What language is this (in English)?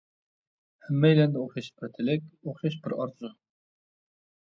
Uyghur